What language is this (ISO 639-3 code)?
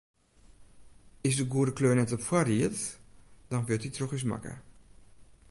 fry